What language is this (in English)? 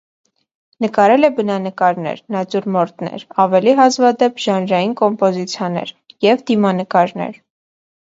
Armenian